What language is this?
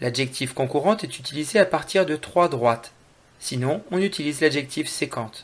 French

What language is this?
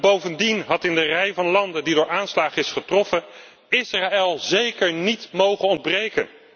Dutch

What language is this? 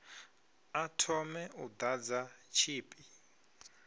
Venda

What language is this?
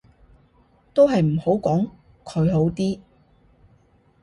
Cantonese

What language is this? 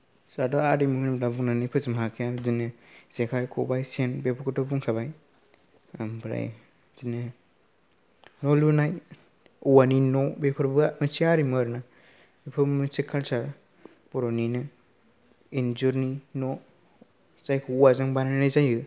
Bodo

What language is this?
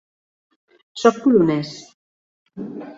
Catalan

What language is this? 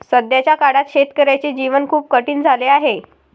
Marathi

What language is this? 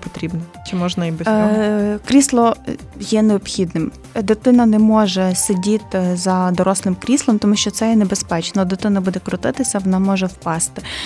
Ukrainian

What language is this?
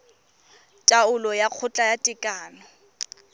Tswana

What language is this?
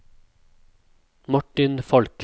Norwegian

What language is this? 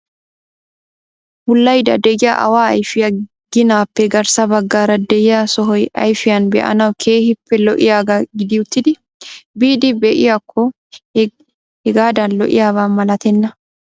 Wolaytta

